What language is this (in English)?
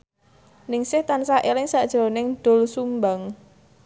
Javanese